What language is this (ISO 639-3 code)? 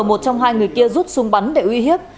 vie